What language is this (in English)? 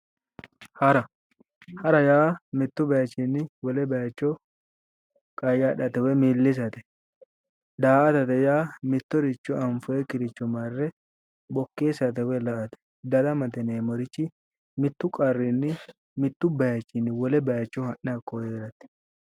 Sidamo